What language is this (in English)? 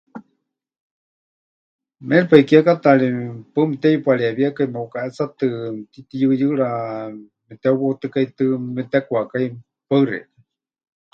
Huichol